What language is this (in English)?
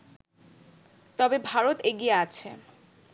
Bangla